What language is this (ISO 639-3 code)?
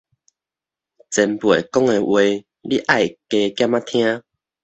nan